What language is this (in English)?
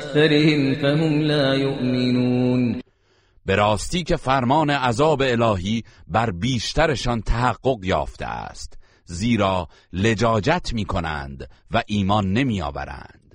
Persian